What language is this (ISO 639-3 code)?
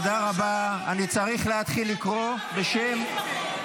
heb